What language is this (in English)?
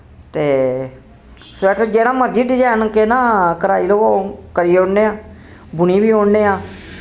Dogri